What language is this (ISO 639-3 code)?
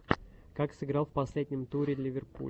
rus